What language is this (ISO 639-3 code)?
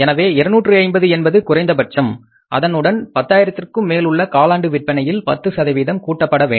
tam